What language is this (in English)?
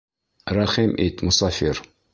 Bashkir